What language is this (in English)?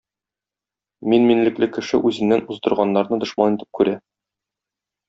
Tatar